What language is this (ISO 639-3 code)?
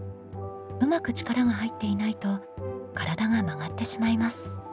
jpn